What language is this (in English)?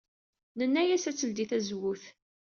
Kabyle